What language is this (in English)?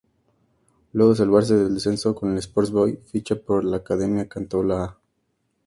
Spanish